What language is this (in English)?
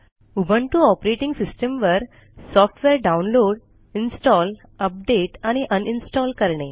Marathi